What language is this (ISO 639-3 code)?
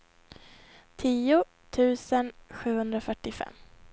swe